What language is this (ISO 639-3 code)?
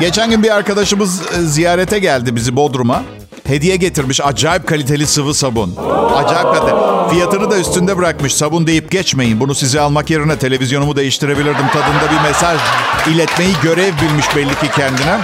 tur